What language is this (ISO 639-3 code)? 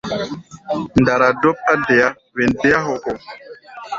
gba